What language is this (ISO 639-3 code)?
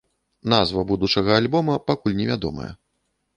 bel